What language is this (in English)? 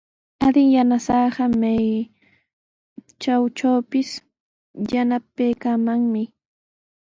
Sihuas Ancash Quechua